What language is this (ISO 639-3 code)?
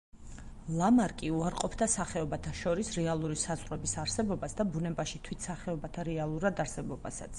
kat